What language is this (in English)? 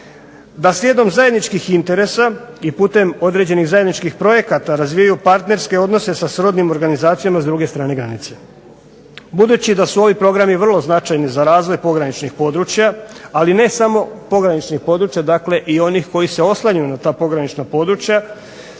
Croatian